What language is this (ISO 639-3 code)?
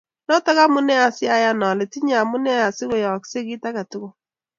kln